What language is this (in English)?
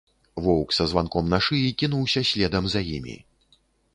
Belarusian